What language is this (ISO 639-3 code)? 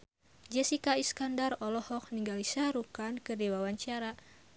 sun